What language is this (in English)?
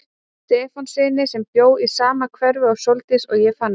Icelandic